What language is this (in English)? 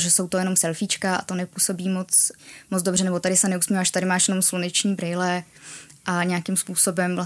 Czech